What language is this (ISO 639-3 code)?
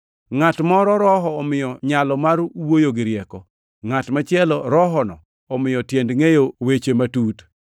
luo